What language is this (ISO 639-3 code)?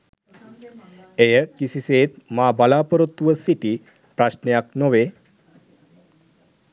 sin